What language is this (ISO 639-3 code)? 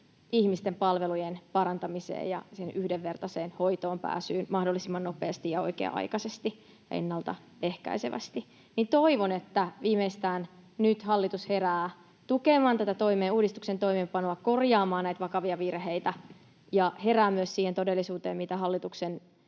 fin